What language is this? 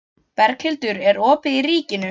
Icelandic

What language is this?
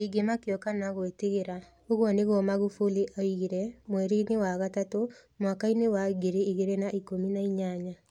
Kikuyu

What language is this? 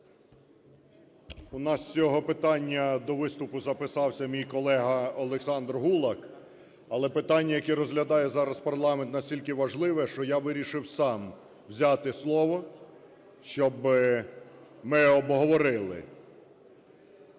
Ukrainian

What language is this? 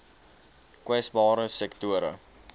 Afrikaans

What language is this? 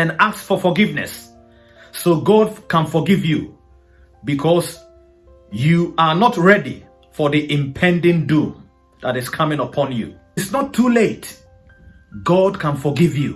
English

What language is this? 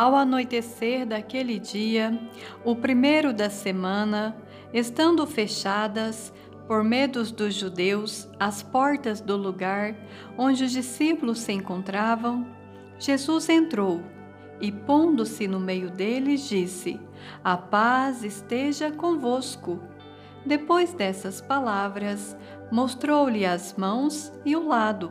Portuguese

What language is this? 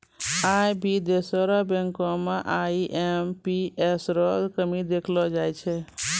Maithili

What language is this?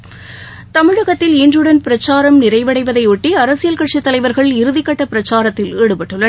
Tamil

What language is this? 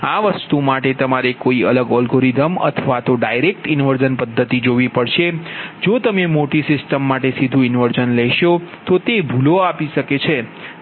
Gujarati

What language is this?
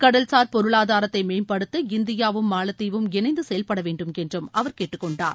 Tamil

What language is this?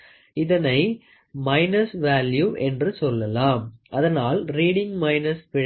Tamil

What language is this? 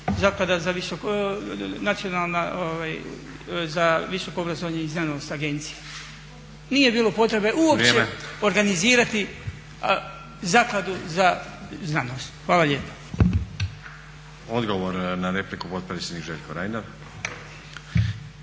Croatian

